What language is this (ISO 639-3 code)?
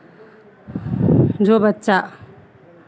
hin